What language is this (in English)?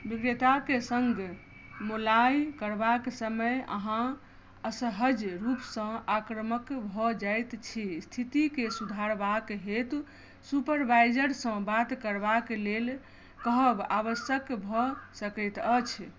Maithili